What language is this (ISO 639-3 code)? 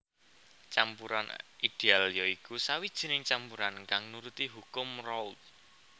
jav